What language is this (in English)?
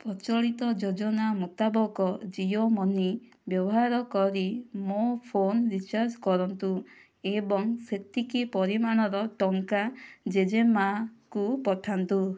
Odia